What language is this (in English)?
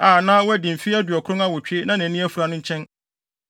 Akan